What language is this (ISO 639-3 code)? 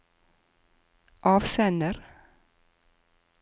nor